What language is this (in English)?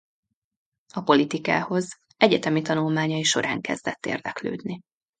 Hungarian